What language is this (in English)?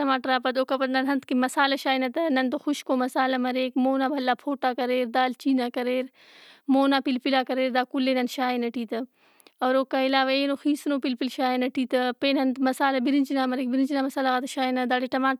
Brahui